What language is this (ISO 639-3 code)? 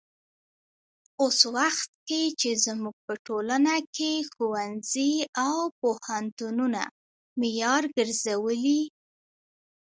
pus